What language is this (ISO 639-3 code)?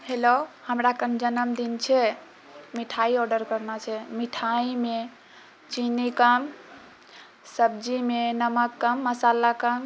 mai